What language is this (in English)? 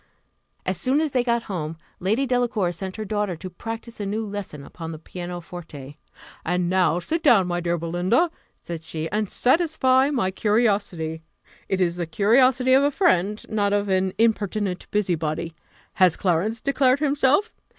English